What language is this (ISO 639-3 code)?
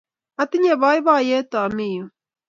kln